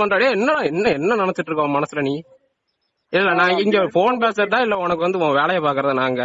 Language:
Tamil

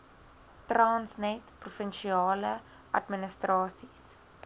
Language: Afrikaans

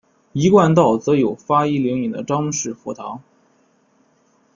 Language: Chinese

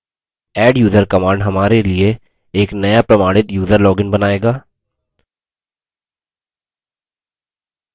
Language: Hindi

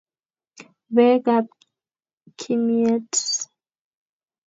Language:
Kalenjin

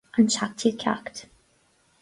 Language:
Irish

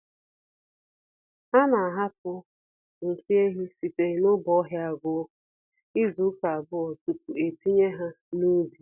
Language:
Igbo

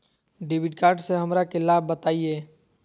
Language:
Magahi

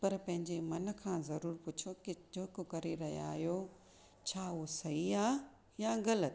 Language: Sindhi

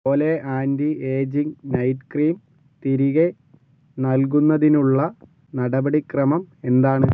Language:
Malayalam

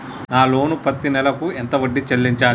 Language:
Telugu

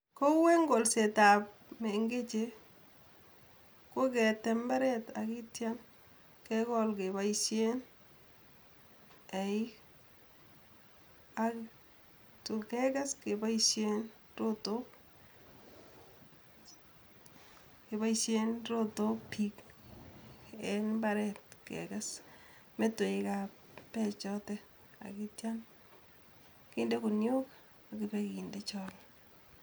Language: Kalenjin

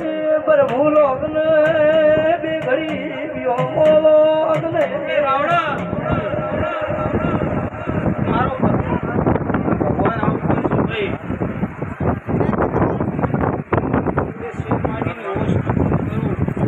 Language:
Arabic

